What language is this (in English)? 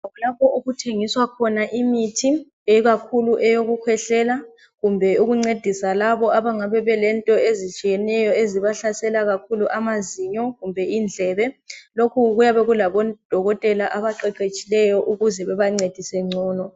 North Ndebele